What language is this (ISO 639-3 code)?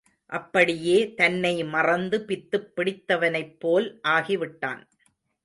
tam